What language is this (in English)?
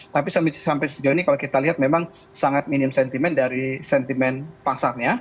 Indonesian